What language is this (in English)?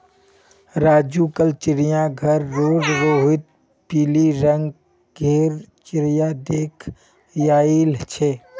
Magahi